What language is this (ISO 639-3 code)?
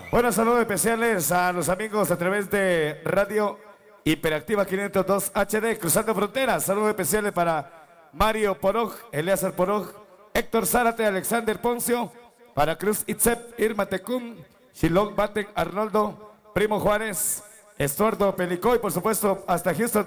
spa